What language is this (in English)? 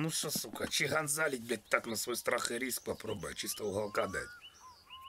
Russian